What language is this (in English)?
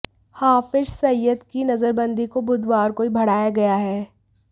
Hindi